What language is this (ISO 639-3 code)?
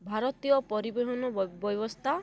ori